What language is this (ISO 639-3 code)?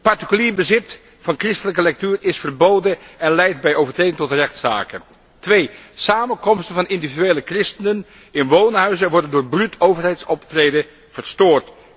nld